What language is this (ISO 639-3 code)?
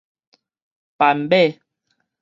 nan